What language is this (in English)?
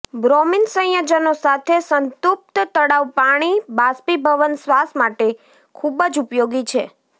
Gujarati